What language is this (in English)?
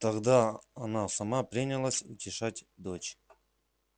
Russian